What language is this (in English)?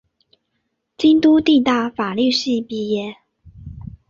Chinese